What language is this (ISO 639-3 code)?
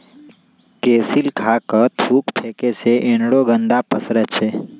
mag